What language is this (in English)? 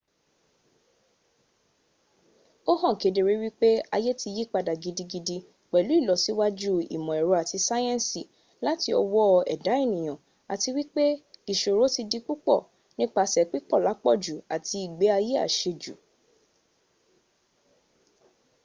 Yoruba